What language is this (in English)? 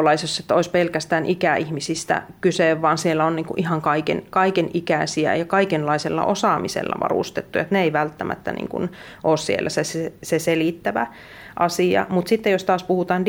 Finnish